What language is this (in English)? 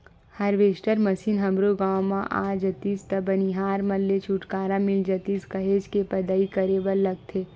Chhattisgarhi